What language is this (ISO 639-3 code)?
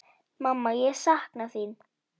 isl